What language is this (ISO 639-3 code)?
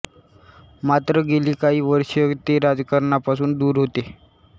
mar